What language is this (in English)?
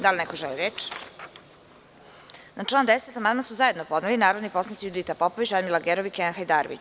Serbian